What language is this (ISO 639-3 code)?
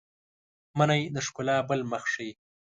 pus